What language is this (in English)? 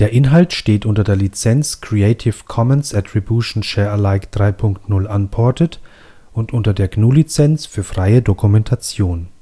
German